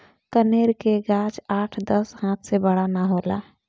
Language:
Bhojpuri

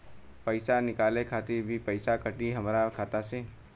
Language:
Bhojpuri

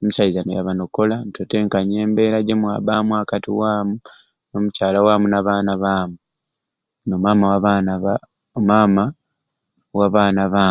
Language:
Ruuli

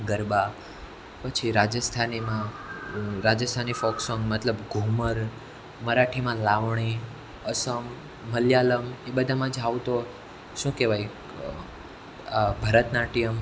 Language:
Gujarati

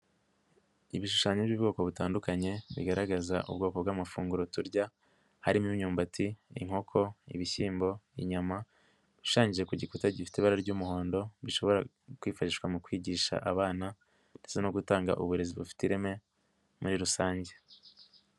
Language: Kinyarwanda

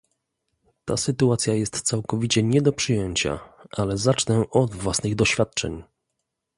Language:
Polish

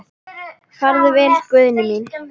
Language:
Icelandic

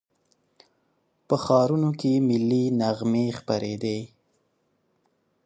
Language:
Pashto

